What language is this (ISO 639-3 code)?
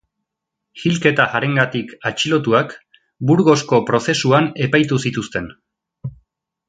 eus